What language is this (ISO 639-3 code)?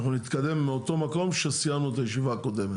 heb